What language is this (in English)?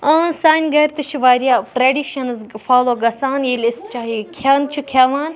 Kashmiri